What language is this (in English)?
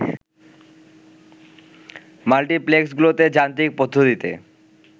Bangla